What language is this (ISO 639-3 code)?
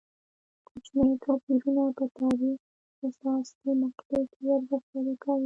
pus